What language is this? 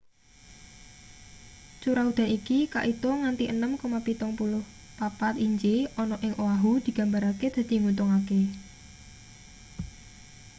Javanese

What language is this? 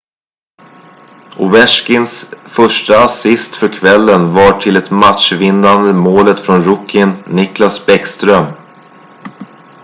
Swedish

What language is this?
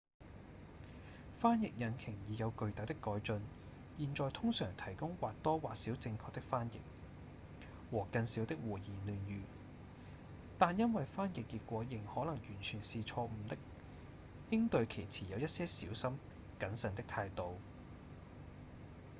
Cantonese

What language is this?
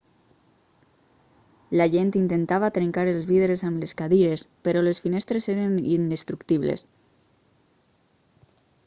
Catalan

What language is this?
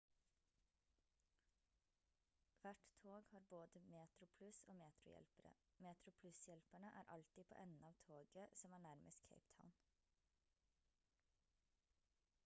Norwegian Bokmål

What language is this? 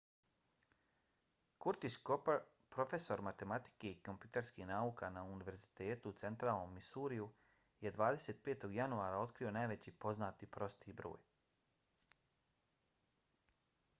Bosnian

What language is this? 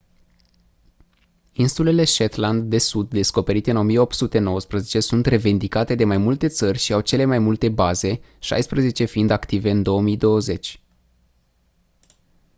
Romanian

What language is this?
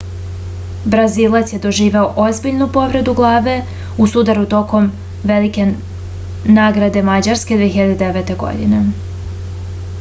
Serbian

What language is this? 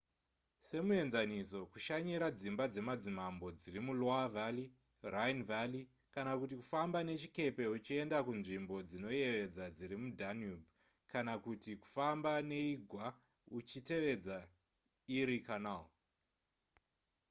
Shona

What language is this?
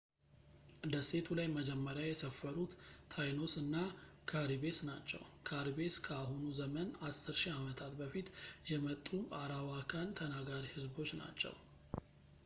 Amharic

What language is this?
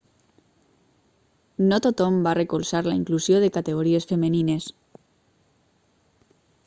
Catalan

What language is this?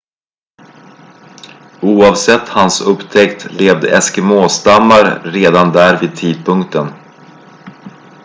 Swedish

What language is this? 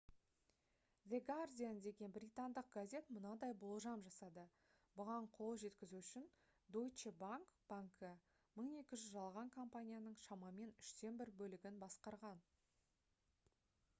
Kazakh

